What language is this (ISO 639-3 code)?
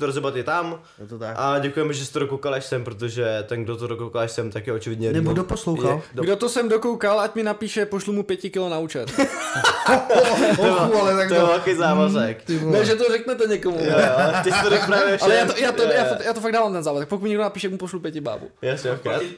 ces